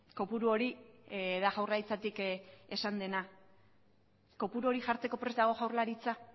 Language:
Basque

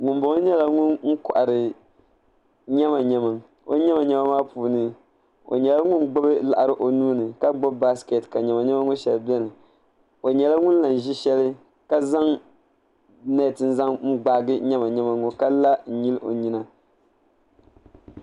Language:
Dagbani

